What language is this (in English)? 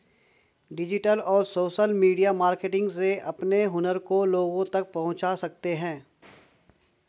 Hindi